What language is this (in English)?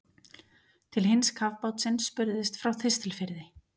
Icelandic